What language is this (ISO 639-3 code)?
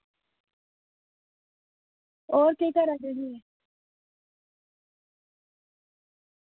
doi